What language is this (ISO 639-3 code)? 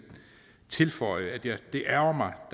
dan